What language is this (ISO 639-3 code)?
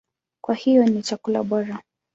swa